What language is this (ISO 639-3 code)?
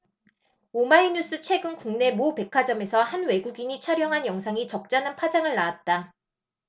kor